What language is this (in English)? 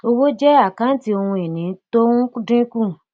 Yoruba